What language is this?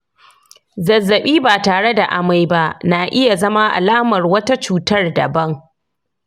Hausa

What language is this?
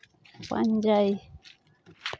Santali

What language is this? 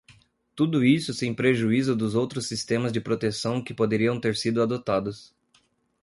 Portuguese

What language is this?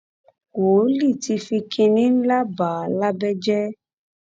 Yoruba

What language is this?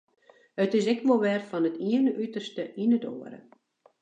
Western Frisian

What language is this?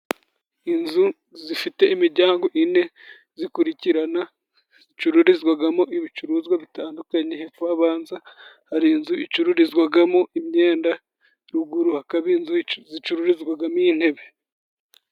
Kinyarwanda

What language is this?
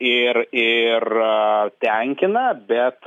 Lithuanian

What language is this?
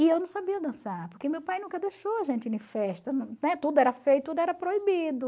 Portuguese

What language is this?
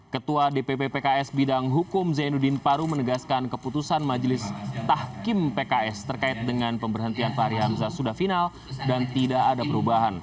Indonesian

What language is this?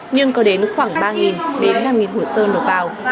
Vietnamese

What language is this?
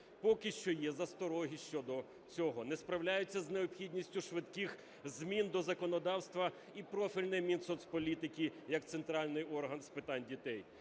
Ukrainian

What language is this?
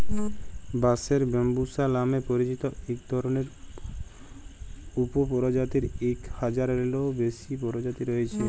Bangla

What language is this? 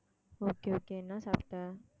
Tamil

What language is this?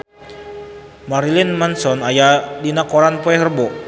Sundanese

